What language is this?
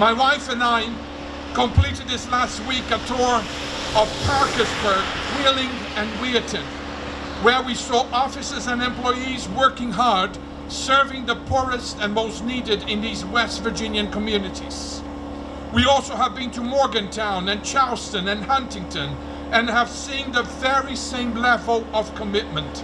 English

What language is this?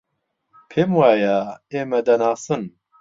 Central Kurdish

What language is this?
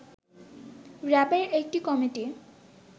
Bangla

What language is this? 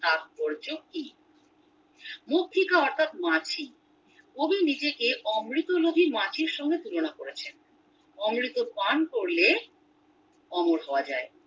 Bangla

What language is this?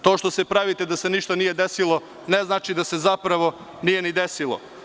Serbian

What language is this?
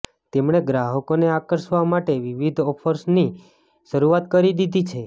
Gujarati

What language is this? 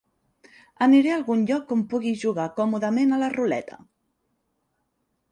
Catalan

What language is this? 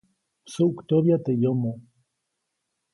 Copainalá Zoque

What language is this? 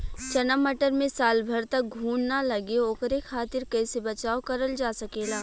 Bhojpuri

